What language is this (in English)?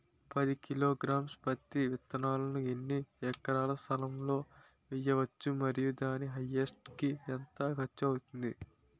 Telugu